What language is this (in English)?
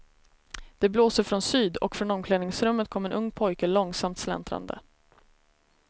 Swedish